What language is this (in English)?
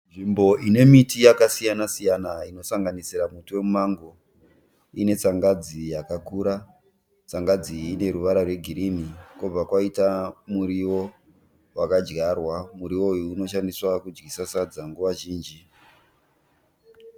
Shona